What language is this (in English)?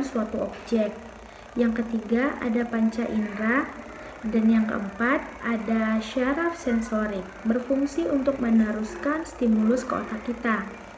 Indonesian